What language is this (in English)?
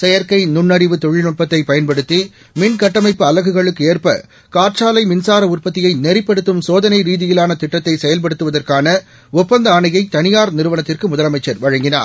Tamil